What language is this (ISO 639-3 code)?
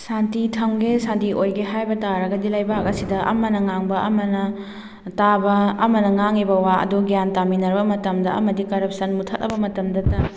mni